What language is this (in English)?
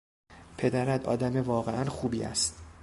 Persian